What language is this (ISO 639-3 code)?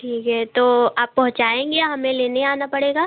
hin